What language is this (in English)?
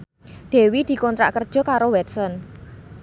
Javanese